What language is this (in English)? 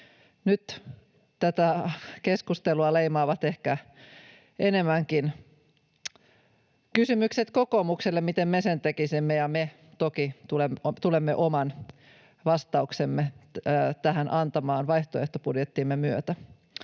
Finnish